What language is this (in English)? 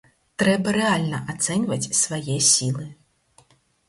Belarusian